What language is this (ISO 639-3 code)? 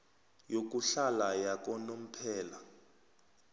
nbl